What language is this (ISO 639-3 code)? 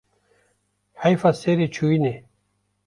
kur